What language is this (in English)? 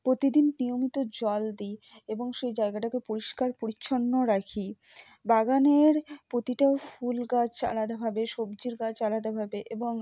Bangla